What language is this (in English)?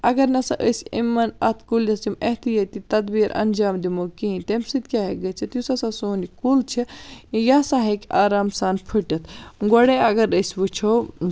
Kashmiri